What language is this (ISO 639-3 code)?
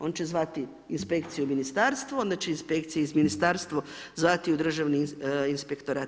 hrv